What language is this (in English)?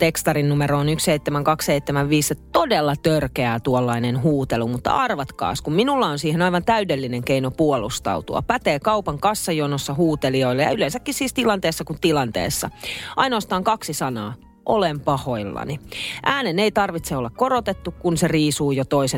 Finnish